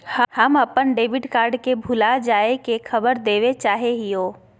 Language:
Magahi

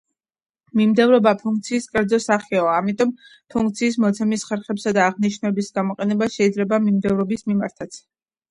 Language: Georgian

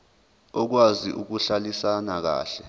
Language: Zulu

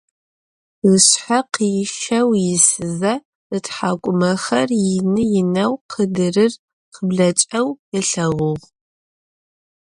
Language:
Adyghe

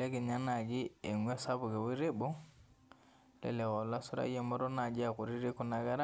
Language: Masai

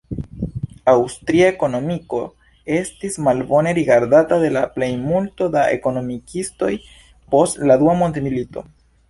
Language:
Esperanto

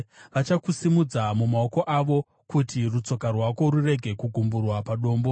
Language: Shona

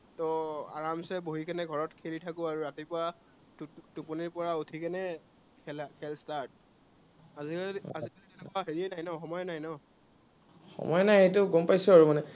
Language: Assamese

